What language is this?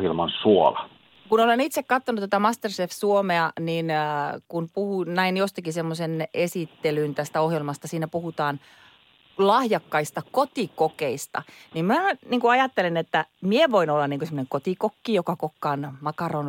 Finnish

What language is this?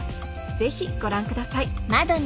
Japanese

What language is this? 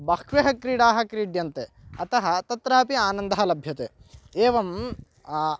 Sanskrit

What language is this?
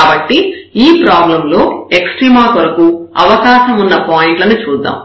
Telugu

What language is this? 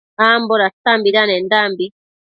Matsés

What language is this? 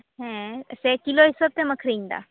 Santali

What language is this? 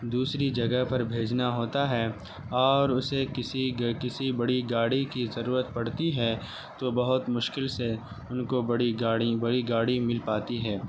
Urdu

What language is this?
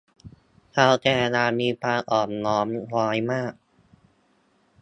Thai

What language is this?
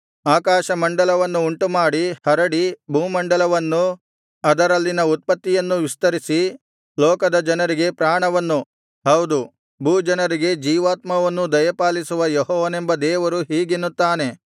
Kannada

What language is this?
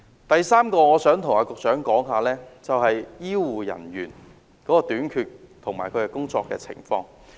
Cantonese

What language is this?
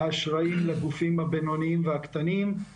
Hebrew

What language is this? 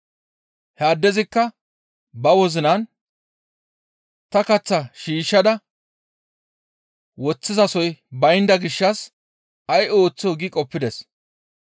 Gamo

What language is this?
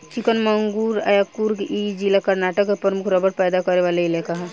Bhojpuri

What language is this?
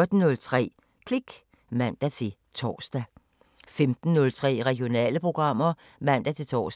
Danish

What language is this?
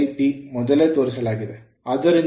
Kannada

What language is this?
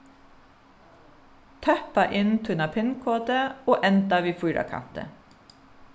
Faroese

